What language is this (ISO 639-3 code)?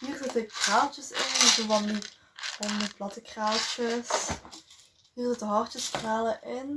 nld